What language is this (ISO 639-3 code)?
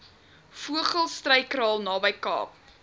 afr